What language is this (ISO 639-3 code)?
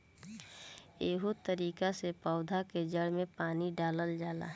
bho